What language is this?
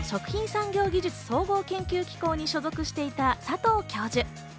Japanese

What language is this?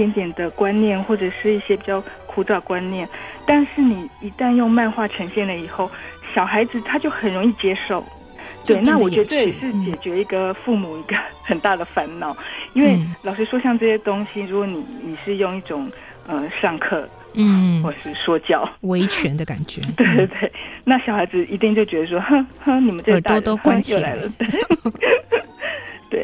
Chinese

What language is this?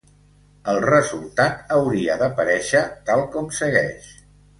Catalan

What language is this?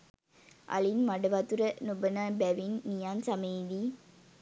Sinhala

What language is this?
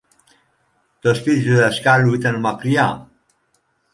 Greek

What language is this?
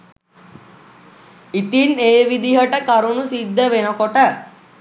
Sinhala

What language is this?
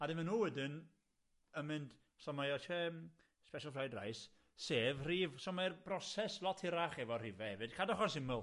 Welsh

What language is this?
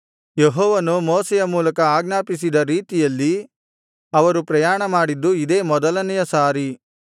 Kannada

